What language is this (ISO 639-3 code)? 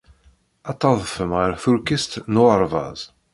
kab